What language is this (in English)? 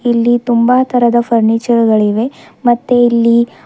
Kannada